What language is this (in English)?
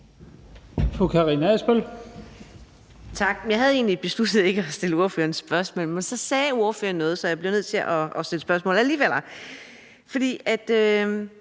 Danish